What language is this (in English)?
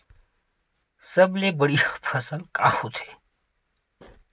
Chhattisgarhi